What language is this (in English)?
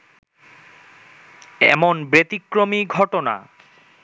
Bangla